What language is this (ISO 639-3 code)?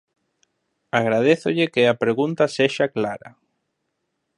glg